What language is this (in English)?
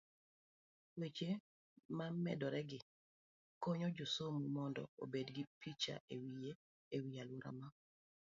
Luo (Kenya and Tanzania)